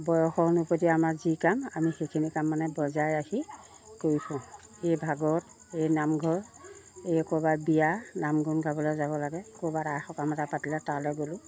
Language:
Assamese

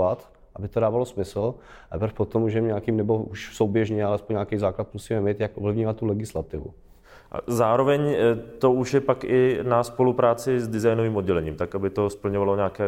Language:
Czech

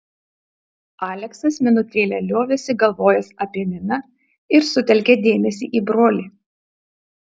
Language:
Lithuanian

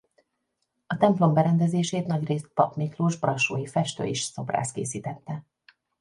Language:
Hungarian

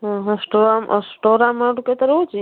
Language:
Odia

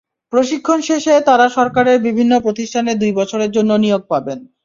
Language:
Bangla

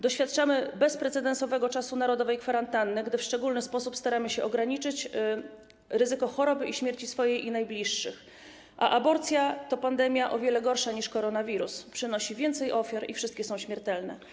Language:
Polish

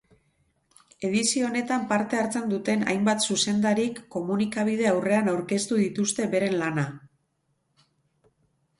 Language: Basque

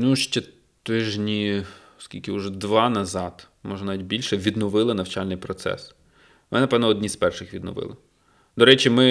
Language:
Ukrainian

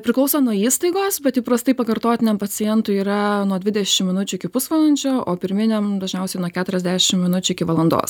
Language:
Lithuanian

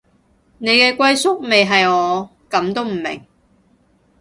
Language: Cantonese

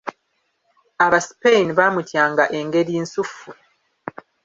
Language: Ganda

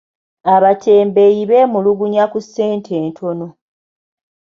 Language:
Ganda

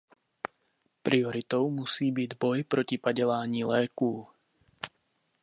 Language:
Czech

